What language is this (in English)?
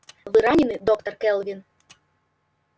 Russian